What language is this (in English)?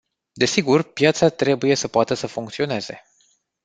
Romanian